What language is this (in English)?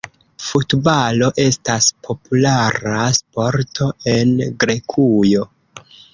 Esperanto